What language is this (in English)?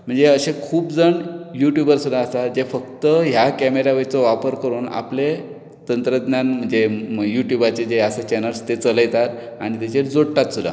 Konkani